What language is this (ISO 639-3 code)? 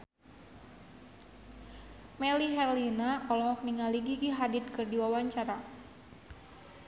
sun